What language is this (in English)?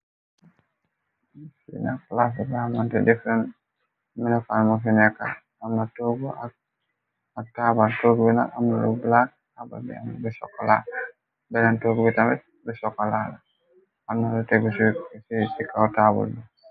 Wolof